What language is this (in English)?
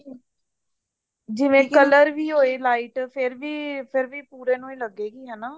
Punjabi